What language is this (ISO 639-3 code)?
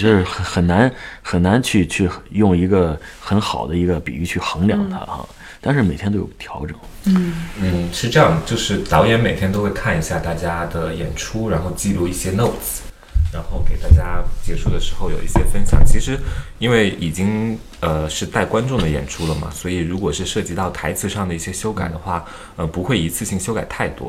zho